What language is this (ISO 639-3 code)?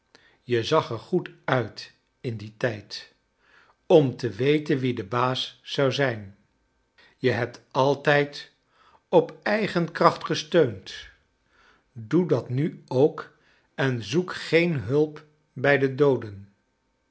nld